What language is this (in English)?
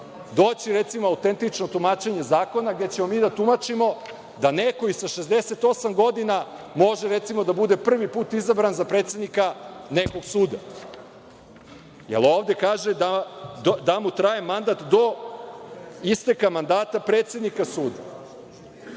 Serbian